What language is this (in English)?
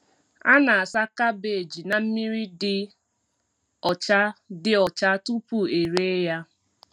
Igbo